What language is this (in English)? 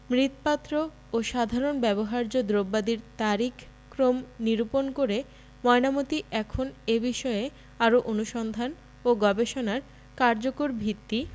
Bangla